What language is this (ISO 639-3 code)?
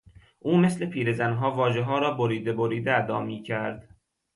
fas